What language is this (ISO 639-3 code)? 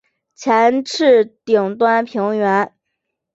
zho